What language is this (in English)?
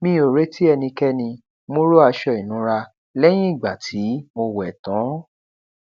Yoruba